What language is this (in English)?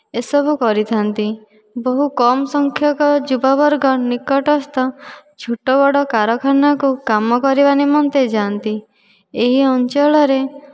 Odia